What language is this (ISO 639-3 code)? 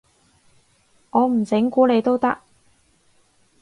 yue